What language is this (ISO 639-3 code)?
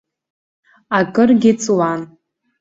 abk